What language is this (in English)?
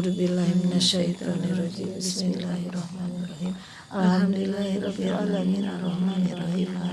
Indonesian